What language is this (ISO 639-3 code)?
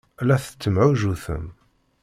kab